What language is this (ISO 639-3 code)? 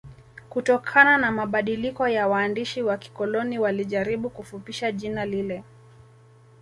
swa